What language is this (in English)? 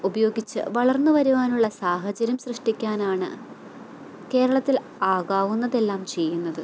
Malayalam